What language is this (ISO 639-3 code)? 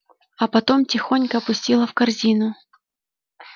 rus